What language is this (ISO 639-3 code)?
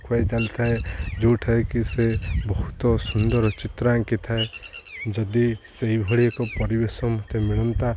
ori